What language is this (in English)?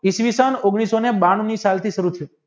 Gujarati